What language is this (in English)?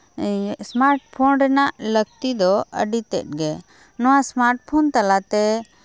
Santali